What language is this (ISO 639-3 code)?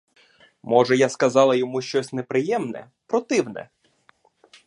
ukr